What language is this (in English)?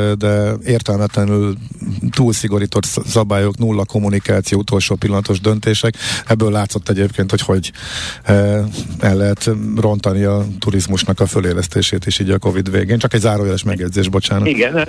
Hungarian